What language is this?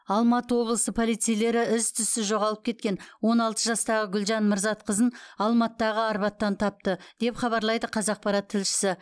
Kazakh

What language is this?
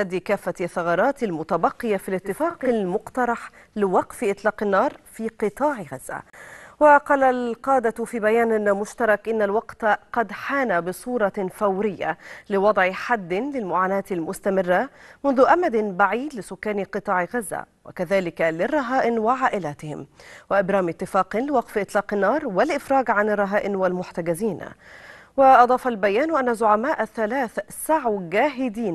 Arabic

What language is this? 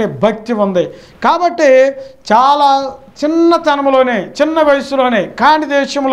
Telugu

